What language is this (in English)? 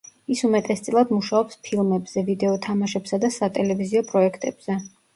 Georgian